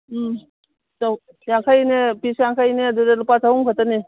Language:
Manipuri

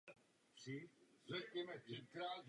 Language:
Czech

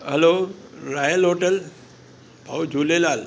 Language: Sindhi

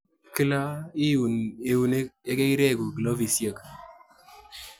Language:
Kalenjin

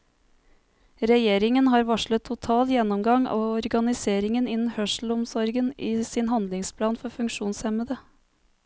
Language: Norwegian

